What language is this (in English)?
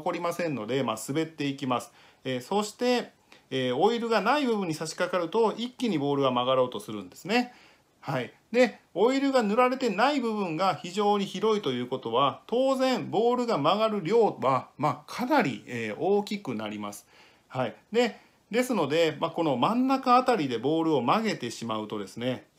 Japanese